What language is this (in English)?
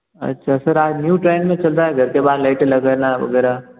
Hindi